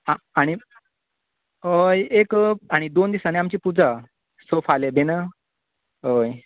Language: Konkani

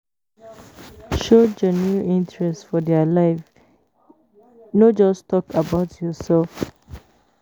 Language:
Nigerian Pidgin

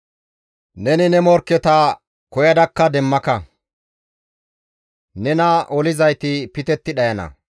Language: Gamo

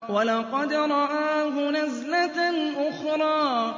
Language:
Arabic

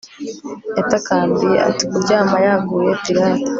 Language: Kinyarwanda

